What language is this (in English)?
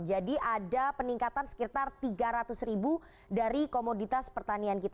Indonesian